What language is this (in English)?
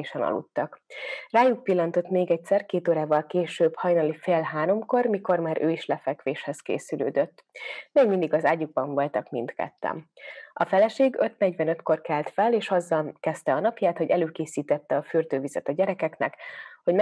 Hungarian